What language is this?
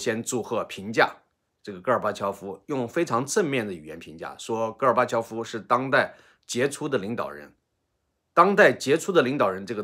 Chinese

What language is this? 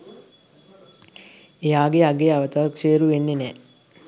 Sinhala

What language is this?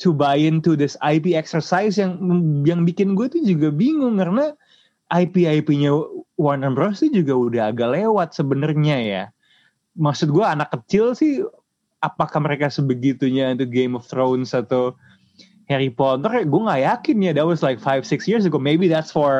Indonesian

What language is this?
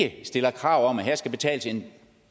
Danish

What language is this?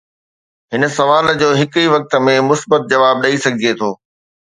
Sindhi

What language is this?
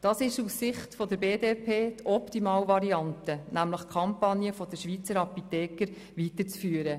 Swiss German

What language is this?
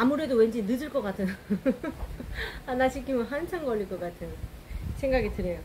Korean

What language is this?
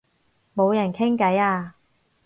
Cantonese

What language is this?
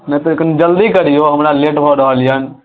Maithili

